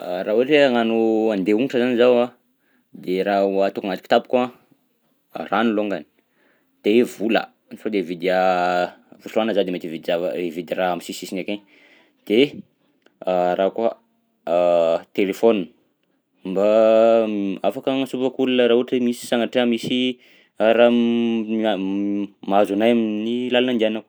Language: Southern Betsimisaraka Malagasy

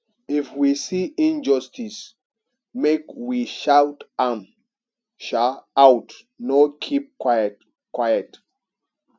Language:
Nigerian Pidgin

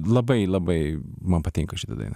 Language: Lithuanian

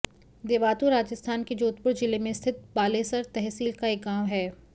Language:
Hindi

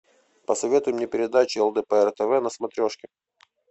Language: Russian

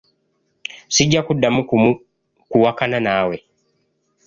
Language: Ganda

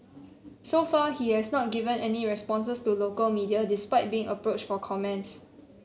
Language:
English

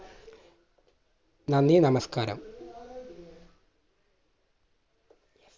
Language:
Malayalam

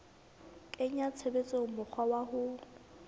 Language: Southern Sotho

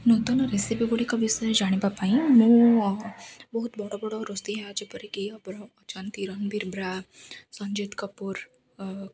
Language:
Odia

